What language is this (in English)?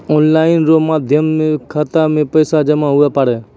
Maithili